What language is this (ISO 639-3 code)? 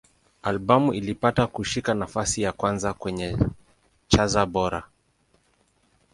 swa